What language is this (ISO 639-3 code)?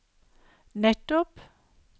nor